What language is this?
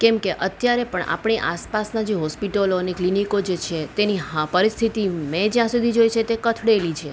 Gujarati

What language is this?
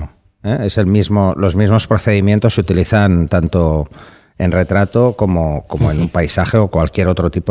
Spanish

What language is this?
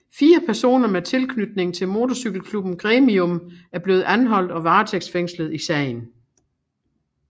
Danish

